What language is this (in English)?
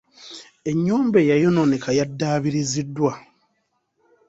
Ganda